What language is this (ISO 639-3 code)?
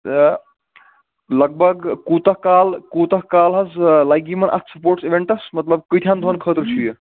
kas